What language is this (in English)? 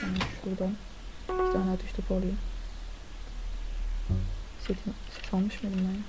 Turkish